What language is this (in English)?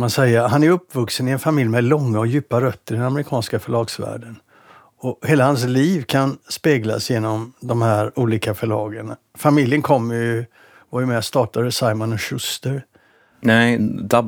Swedish